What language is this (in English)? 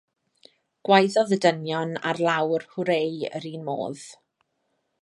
Welsh